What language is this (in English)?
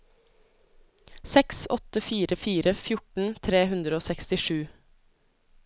Norwegian